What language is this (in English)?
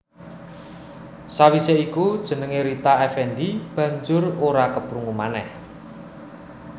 Javanese